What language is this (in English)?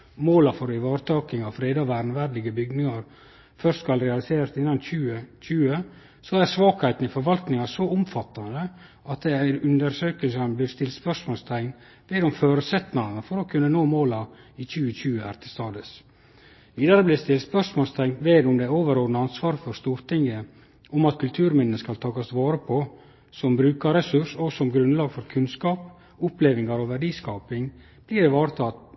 Norwegian Nynorsk